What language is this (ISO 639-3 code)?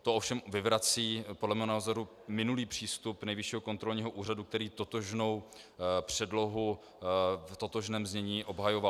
ces